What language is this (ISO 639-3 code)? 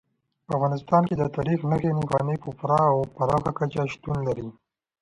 pus